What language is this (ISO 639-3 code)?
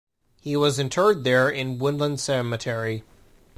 eng